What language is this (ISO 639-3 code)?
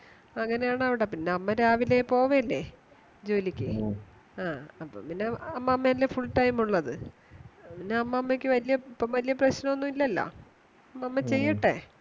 mal